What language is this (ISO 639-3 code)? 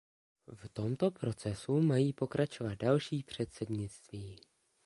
ces